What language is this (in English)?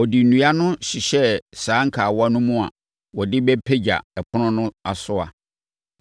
Akan